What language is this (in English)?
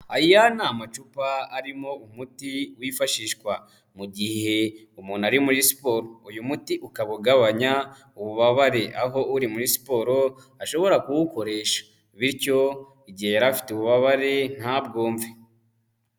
Kinyarwanda